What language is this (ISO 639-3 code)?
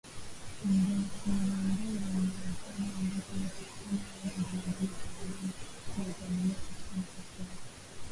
swa